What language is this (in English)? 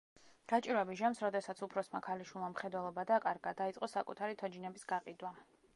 Georgian